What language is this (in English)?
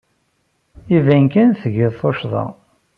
Kabyle